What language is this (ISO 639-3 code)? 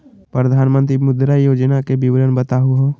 mag